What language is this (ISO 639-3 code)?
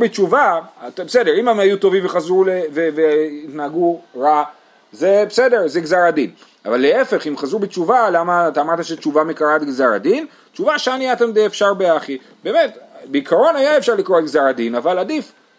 heb